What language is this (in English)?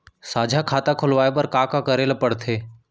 Chhattisgarhi